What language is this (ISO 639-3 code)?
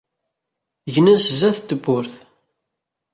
kab